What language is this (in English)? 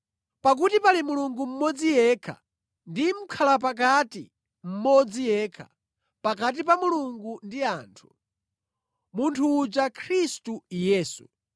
Nyanja